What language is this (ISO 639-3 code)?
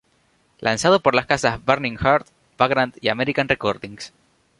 spa